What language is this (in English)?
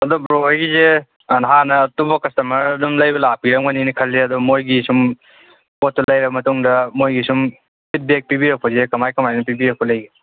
Manipuri